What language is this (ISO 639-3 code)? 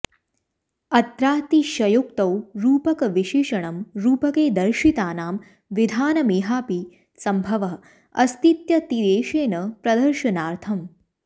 san